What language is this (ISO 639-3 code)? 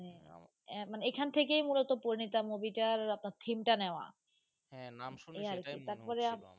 ben